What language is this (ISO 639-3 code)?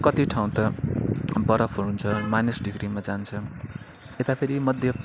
nep